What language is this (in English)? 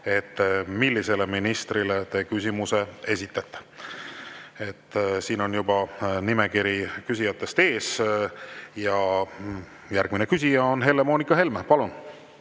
Estonian